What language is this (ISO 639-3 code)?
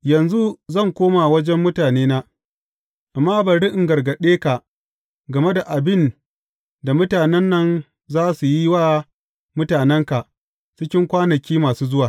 hau